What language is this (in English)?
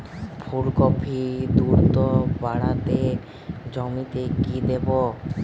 Bangla